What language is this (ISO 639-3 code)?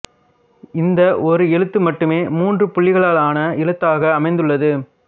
tam